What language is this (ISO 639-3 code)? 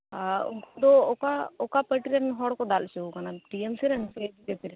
sat